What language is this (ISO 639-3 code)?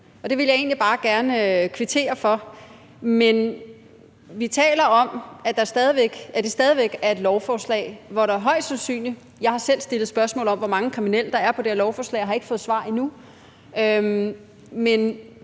dan